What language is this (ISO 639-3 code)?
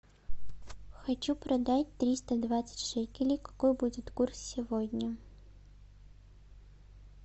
rus